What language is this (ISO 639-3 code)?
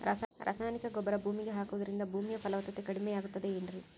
kan